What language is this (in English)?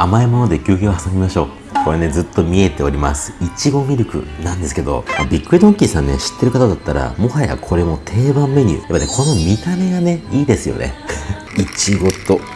Japanese